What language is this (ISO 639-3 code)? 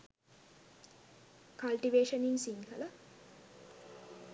sin